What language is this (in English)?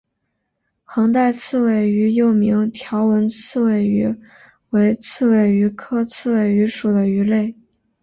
Chinese